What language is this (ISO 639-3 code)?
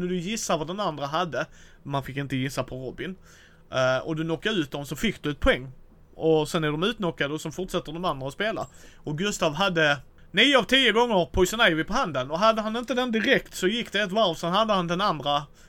swe